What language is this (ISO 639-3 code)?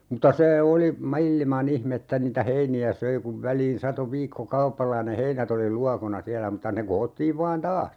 fin